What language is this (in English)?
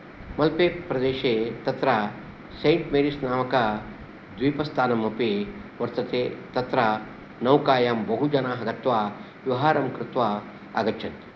Sanskrit